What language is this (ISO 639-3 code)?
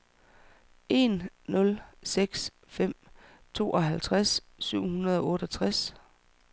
dan